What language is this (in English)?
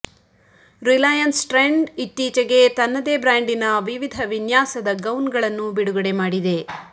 Kannada